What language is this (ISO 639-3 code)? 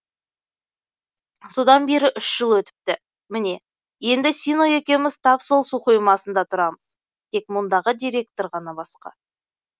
kaz